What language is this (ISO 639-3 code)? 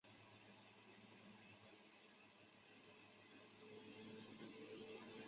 zho